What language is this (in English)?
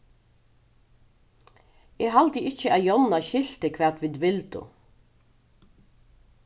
Faroese